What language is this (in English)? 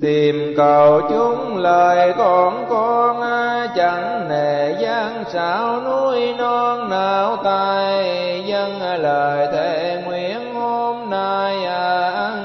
Vietnamese